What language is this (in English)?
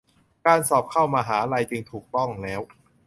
Thai